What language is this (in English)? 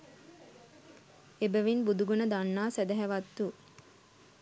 Sinhala